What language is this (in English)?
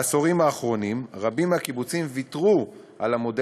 Hebrew